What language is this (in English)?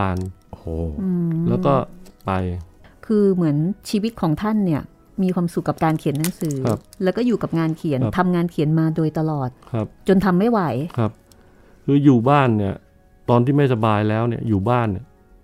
Thai